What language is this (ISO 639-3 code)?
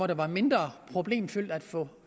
dan